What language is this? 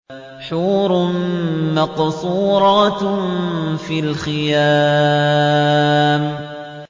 Arabic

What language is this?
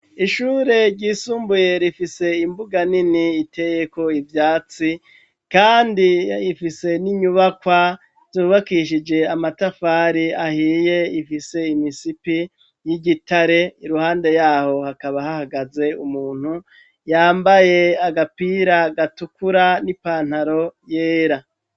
Rundi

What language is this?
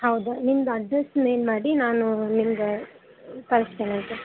Kannada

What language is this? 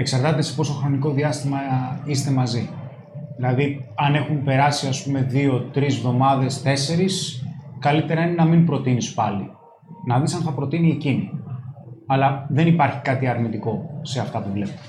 Greek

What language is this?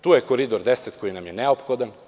Serbian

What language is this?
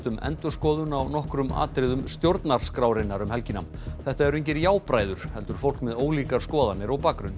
Icelandic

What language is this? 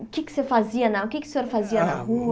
Portuguese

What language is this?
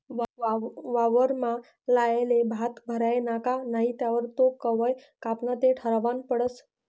Marathi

